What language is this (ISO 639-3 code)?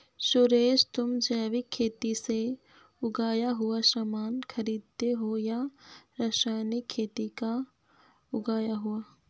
hin